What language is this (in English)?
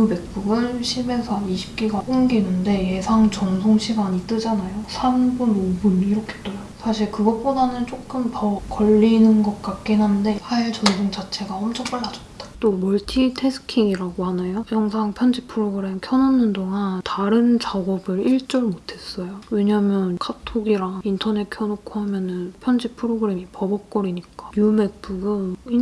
Korean